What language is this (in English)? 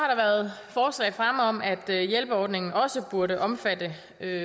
Danish